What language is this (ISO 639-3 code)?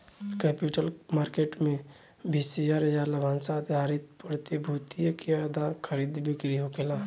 bho